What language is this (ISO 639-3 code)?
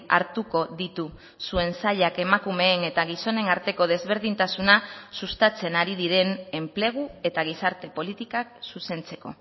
eus